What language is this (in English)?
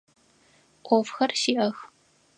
Adyghe